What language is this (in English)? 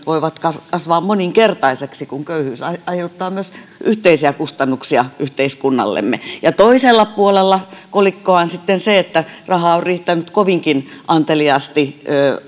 Finnish